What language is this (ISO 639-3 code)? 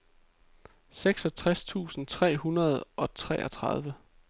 dan